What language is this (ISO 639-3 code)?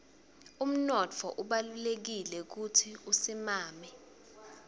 ssw